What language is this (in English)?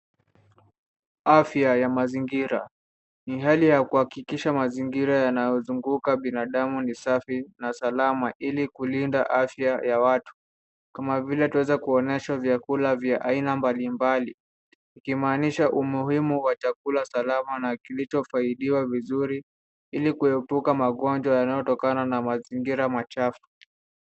Swahili